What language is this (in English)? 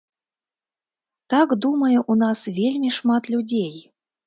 Belarusian